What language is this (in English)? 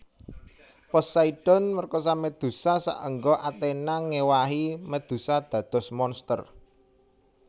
Javanese